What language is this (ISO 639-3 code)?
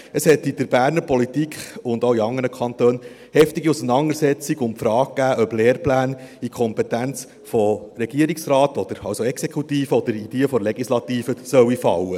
gsw